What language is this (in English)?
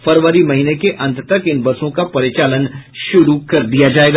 Hindi